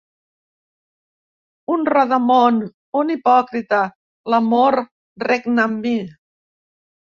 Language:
Catalan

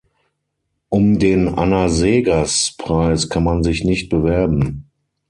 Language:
German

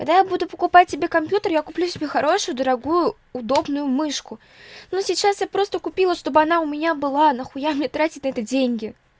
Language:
Russian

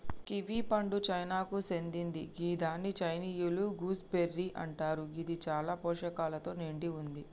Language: Telugu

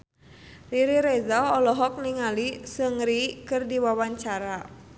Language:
Sundanese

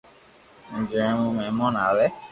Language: Loarki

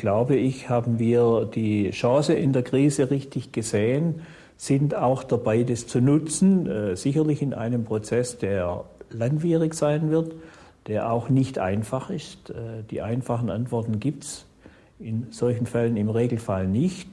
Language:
German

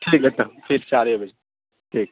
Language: Urdu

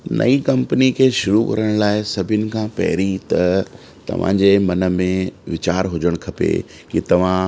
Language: Sindhi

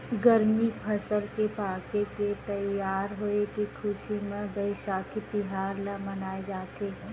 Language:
Chhattisgarhi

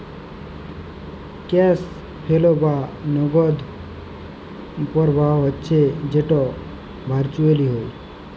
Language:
Bangla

